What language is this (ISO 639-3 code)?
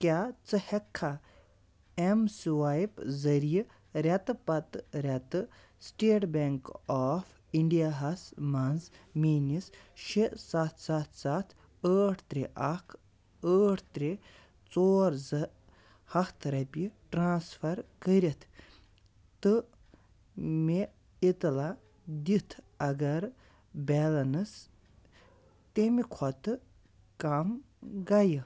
kas